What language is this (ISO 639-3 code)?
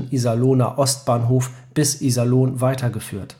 deu